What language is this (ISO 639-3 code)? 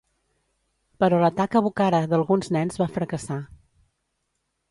cat